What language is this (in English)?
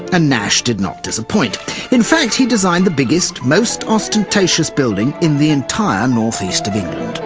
English